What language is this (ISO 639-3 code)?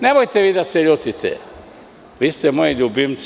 srp